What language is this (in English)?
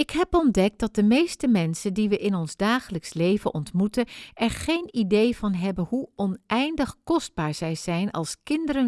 Dutch